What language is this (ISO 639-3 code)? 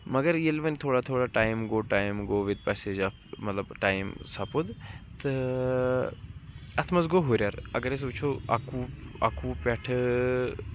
kas